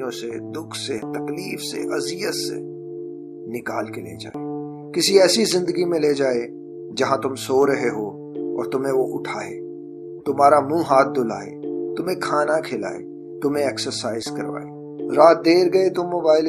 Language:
Urdu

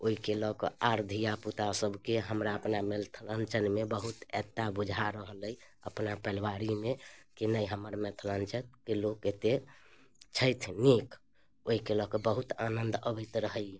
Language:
Maithili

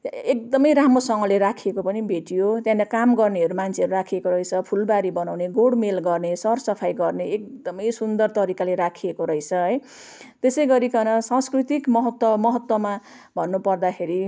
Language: Nepali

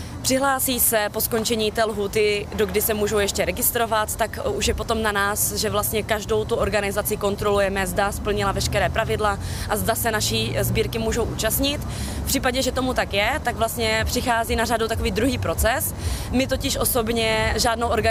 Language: Czech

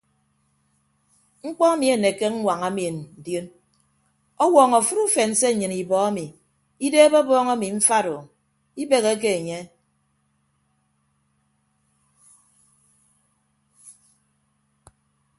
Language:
Ibibio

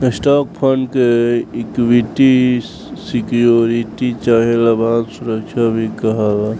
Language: Bhojpuri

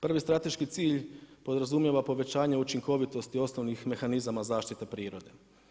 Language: Croatian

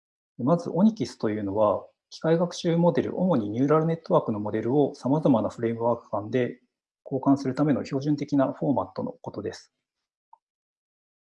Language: Japanese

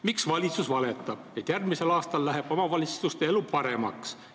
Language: Estonian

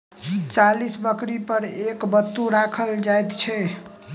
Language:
Maithili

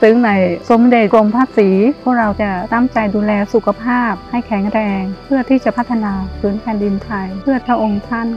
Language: Thai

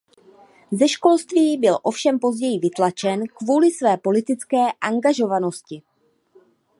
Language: Czech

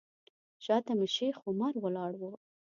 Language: Pashto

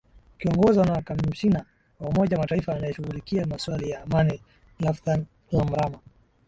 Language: Swahili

